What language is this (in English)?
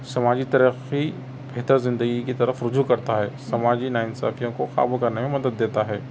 Urdu